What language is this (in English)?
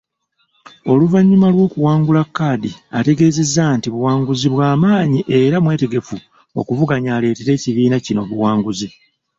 Ganda